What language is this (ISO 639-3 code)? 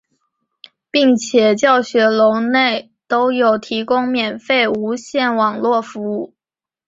zho